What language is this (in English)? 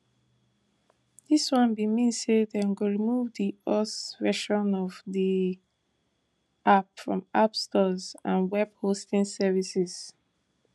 Nigerian Pidgin